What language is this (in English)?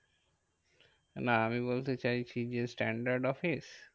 Bangla